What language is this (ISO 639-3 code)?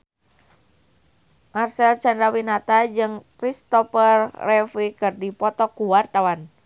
sun